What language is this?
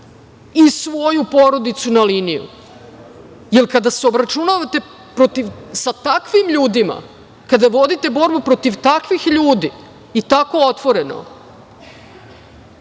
Serbian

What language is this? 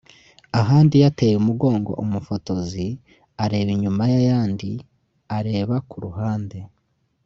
Kinyarwanda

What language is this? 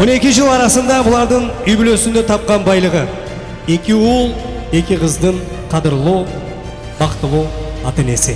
Turkish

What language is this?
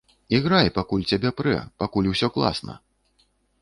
Belarusian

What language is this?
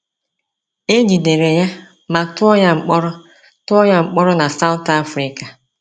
Igbo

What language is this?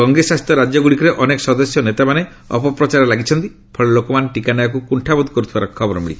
Odia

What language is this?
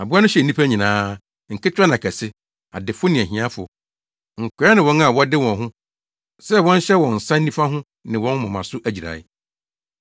Akan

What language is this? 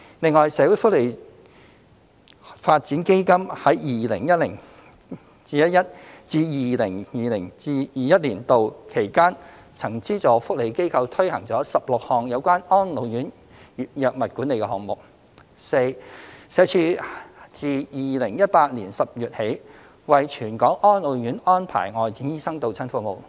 Cantonese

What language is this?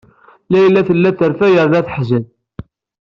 Kabyle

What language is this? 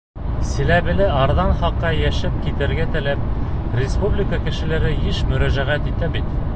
Bashkir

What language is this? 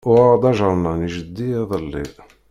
Kabyle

